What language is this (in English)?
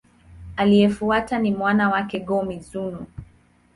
Swahili